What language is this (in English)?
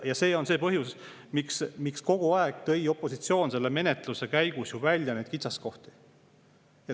Estonian